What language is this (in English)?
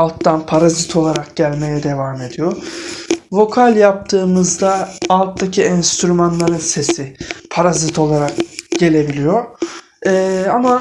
Turkish